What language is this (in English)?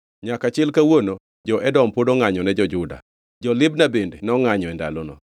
Luo (Kenya and Tanzania)